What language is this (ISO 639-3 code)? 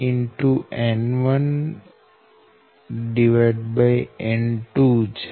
guj